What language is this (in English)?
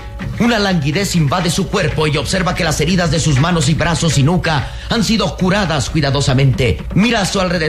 Spanish